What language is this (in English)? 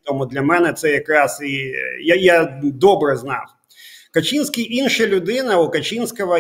Ukrainian